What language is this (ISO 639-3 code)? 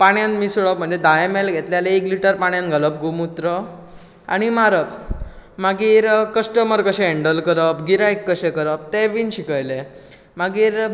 kok